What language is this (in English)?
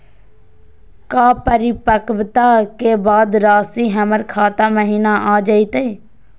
Magahi